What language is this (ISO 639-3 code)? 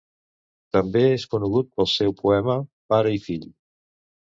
cat